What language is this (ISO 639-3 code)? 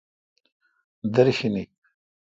xka